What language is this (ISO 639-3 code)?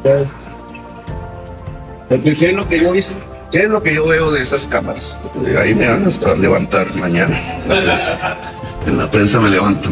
spa